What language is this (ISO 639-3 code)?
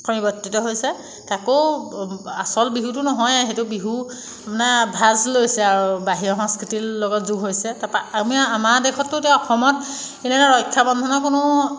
asm